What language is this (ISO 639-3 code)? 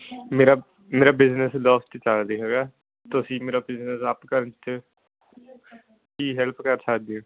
pan